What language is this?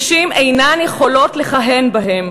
Hebrew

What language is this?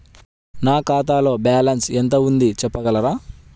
Telugu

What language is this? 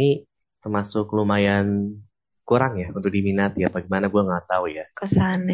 Indonesian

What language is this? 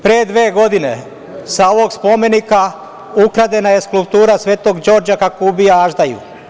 Serbian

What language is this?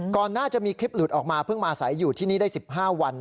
Thai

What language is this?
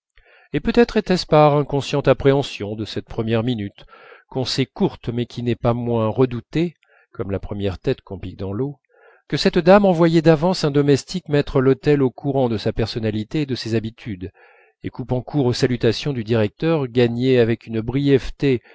French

